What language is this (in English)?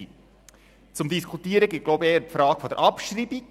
Swiss German